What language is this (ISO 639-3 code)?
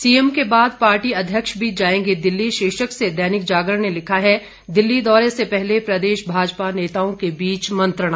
hin